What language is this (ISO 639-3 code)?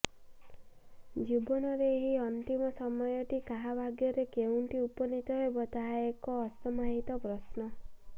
ori